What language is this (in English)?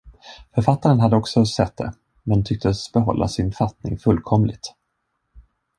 Swedish